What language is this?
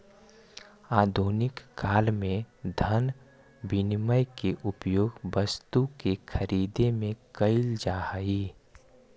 Magahi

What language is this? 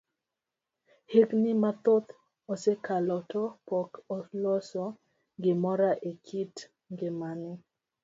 Luo (Kenya and Tanzania)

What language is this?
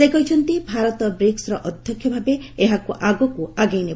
Odia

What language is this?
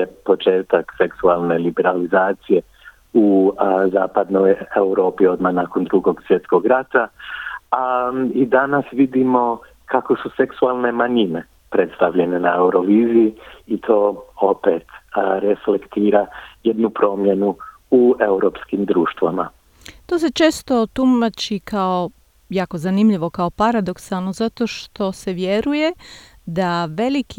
Croatian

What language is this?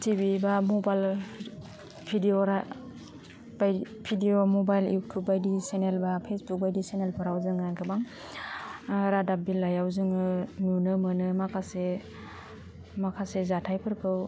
Bodo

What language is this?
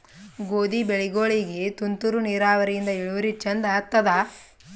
Kannada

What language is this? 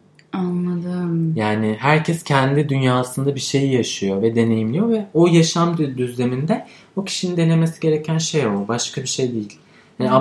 Turkish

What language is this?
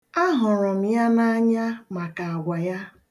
Igbo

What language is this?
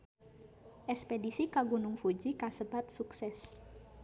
Sundanese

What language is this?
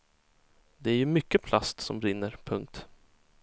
Swedish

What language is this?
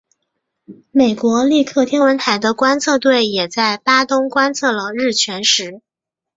Chinese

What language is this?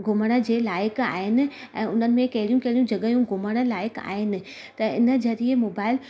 Sindhi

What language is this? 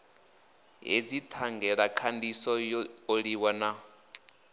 Venda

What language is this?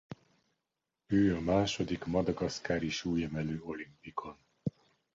Hungarian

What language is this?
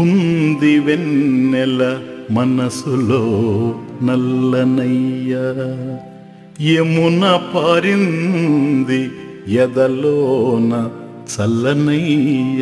Telugu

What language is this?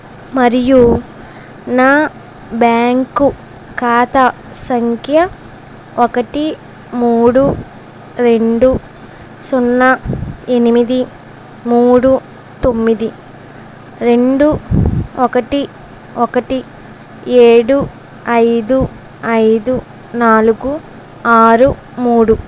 Telugu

